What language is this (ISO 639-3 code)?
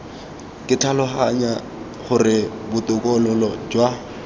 tsn